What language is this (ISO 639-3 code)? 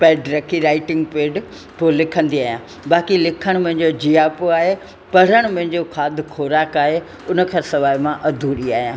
snd